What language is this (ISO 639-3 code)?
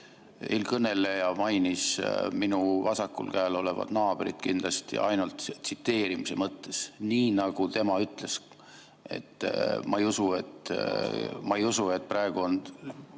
est